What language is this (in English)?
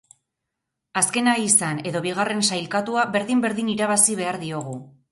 Basque